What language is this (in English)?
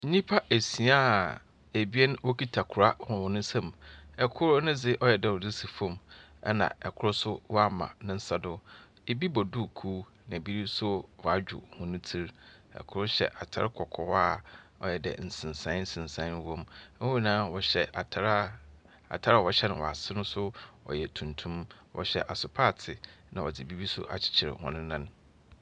Akan